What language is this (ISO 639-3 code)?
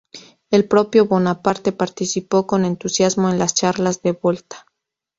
spa